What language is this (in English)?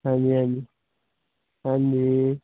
Punjabi